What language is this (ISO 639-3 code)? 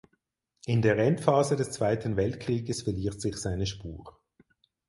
deu